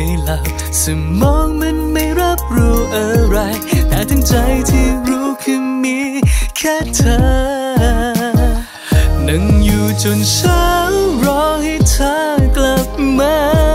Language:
Thai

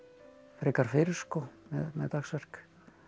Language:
Icelandic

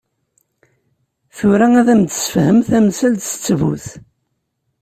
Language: Kabyle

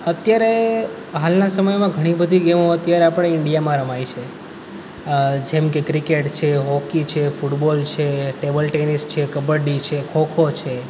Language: Gujarati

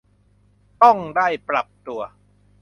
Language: Thai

